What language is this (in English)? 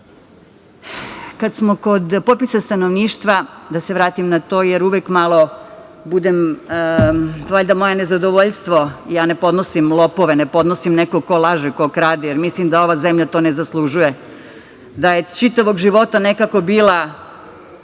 Serbian